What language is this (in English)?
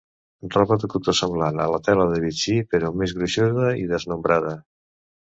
Catalan